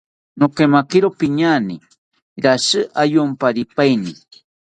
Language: South Ucayali Ashéninka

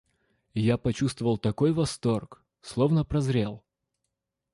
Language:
Russian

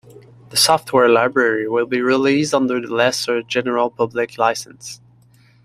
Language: English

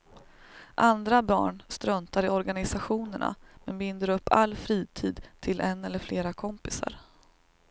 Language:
Swedish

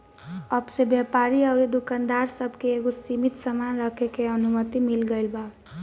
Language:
Bhojpuri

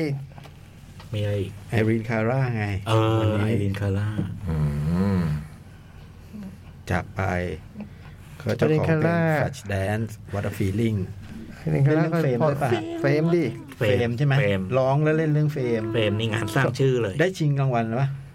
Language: Thai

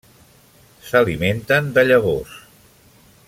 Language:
Catalan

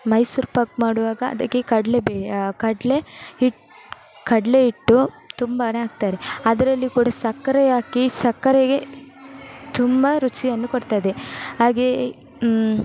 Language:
Kannada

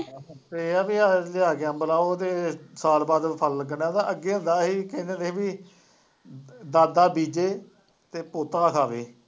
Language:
Punjabi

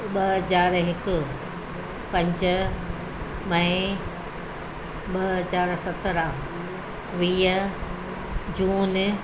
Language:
Sindhi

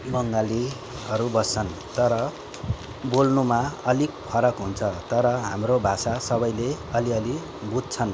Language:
Nepali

